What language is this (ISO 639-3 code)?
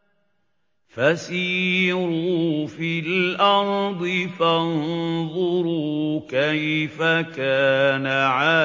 ara